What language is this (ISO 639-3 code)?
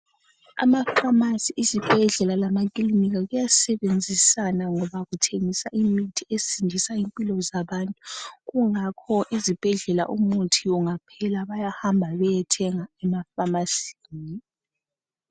nde